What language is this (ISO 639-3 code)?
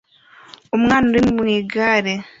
kin